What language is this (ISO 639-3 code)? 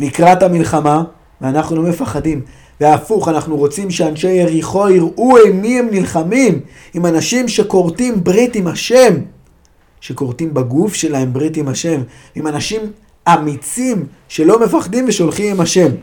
heb